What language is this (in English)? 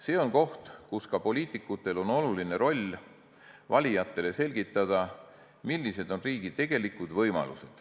Estonian